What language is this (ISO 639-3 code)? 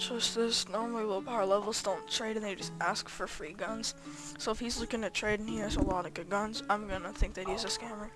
eng